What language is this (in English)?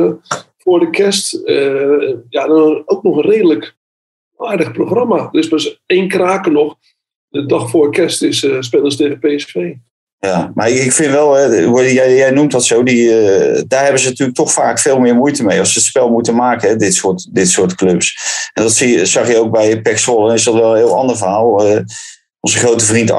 Dutch